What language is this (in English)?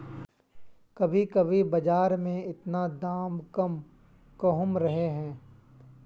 Magahi